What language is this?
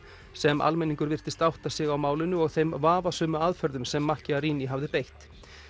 Icelandic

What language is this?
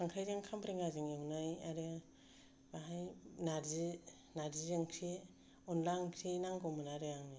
Bodo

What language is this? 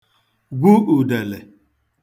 Igbo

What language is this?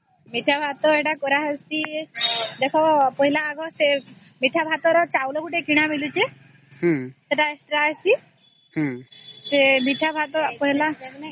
Odia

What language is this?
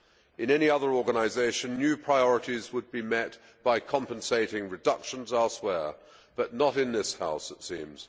English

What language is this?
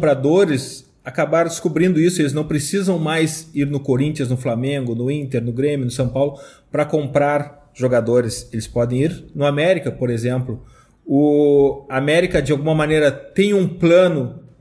Portuguese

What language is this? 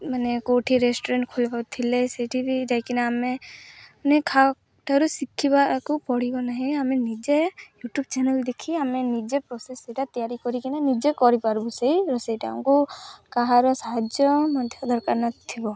Odia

